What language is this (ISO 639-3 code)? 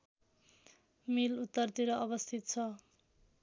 nep